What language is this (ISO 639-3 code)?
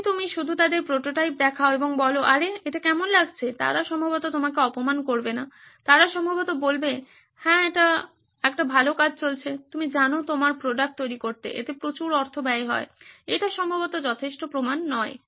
ben